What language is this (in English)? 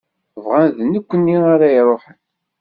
Kabyle